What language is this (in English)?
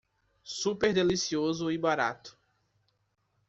Portuguese